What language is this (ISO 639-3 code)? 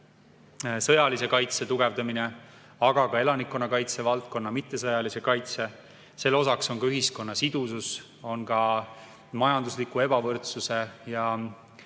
est